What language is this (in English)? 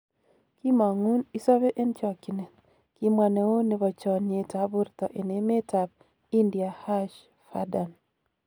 Kalenjin